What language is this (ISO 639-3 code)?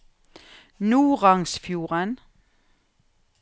nor